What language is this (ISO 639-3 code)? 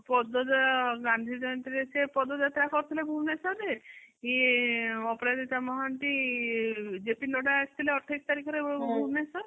ori